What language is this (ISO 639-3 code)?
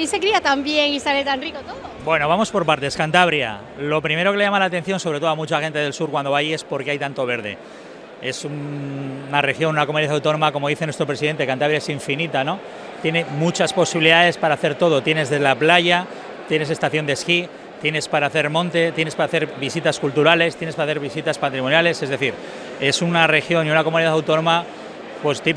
spa